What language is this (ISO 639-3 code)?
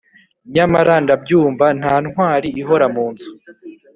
kin